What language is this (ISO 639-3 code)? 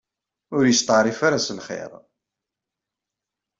kab